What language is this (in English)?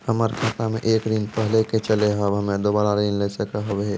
Maithili